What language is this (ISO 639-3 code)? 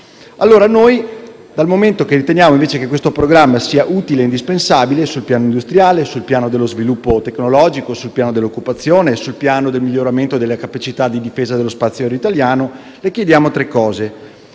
ita